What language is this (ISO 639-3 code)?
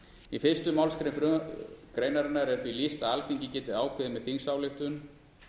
isl